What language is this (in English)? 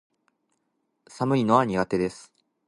Japanese